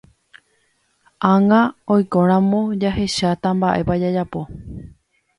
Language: Guarani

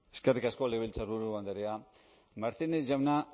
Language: Basque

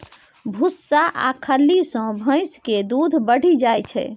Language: Maithili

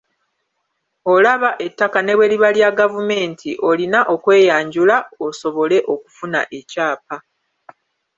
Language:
Ganda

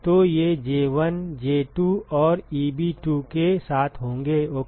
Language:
Hindi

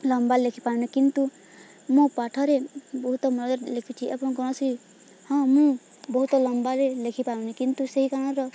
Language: Odia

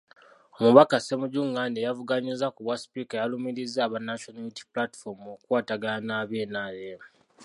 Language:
Ganda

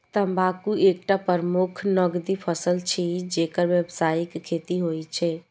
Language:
Maithili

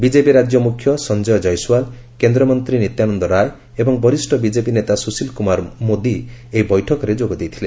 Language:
Odia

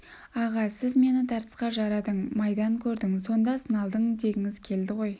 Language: Kazakh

